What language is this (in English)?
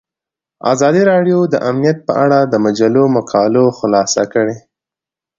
Pashto